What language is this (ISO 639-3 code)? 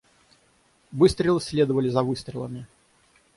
rus